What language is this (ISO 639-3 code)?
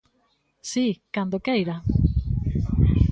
glg